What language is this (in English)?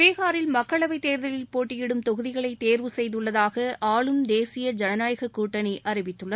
Tamil